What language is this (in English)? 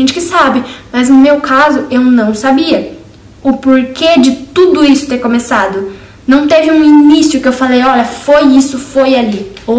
Portuguese